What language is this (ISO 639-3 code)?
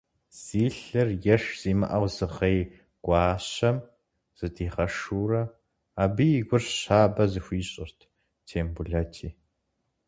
kbd